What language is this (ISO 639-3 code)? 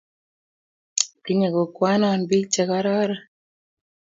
kln